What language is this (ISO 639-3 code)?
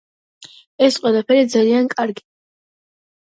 kat